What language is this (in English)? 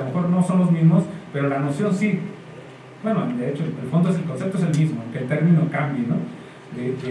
Spanish